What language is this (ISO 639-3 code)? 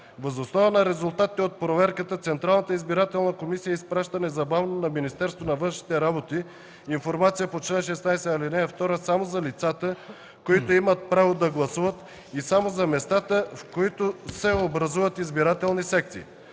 bul